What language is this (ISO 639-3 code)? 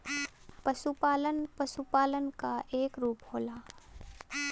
bho